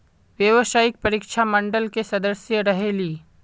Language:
Magahi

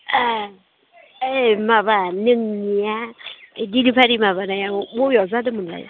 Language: Bodo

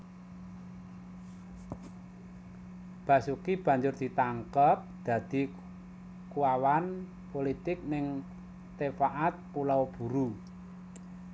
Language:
Javanese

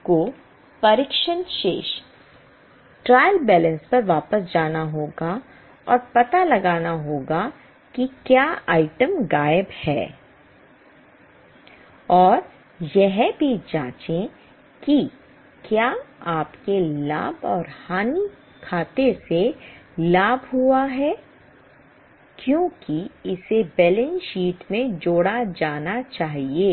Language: Hindi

